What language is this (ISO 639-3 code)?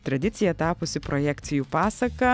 lit